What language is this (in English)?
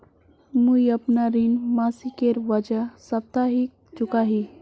Magahi